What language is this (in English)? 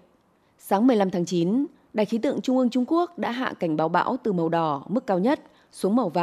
Vietnamese